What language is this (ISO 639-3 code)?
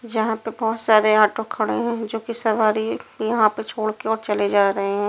hin